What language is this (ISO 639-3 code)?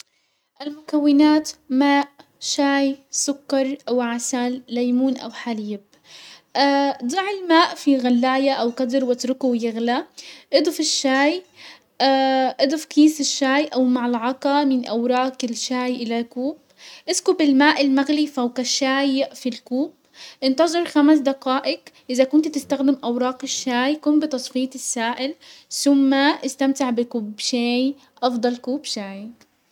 acw